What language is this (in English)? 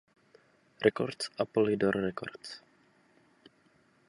Czech